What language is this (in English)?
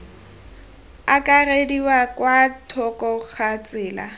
Tswana